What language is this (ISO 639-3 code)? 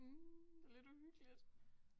dan